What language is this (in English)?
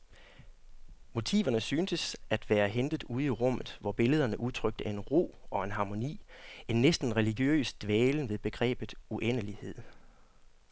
Danish